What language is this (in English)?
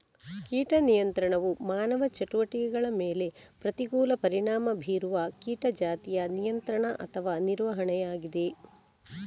Kannada